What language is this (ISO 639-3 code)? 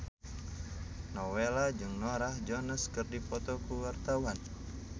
sun